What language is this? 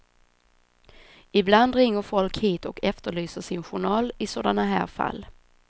Swedish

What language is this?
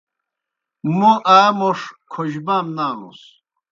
Kohistani Shina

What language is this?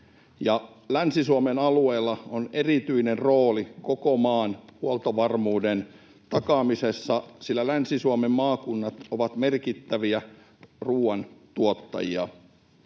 Finnish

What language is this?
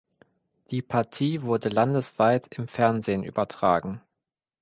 German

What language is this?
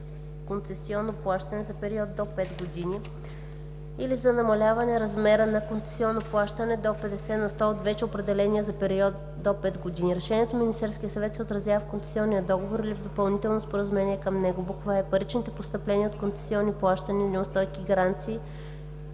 Bulgarian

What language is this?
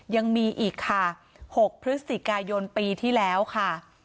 Thai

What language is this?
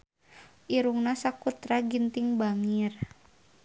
Sundanese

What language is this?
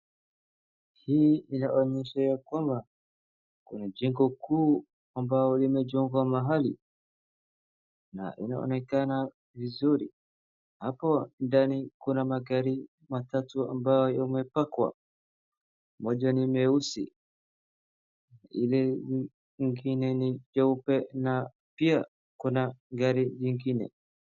Swahili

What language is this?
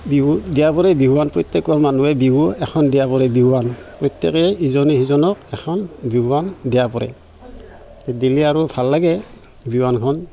Assamese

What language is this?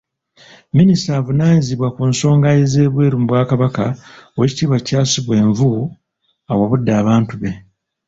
Ganda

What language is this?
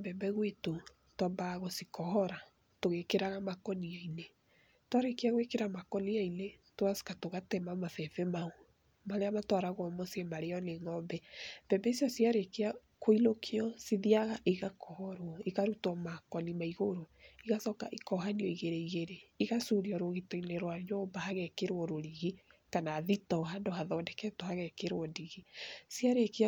Kikuyu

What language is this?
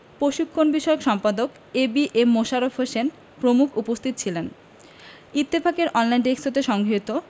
Bangla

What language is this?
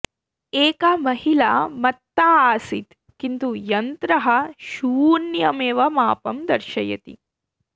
Sanskrit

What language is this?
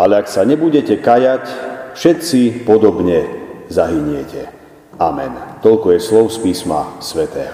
Slovak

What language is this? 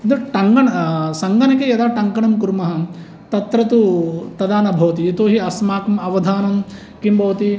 Sanskrit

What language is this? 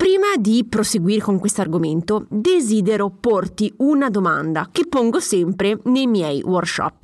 Italian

